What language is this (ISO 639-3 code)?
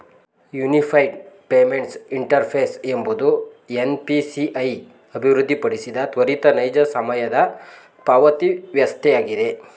kan